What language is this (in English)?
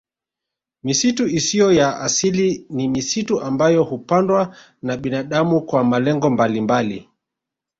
Swahili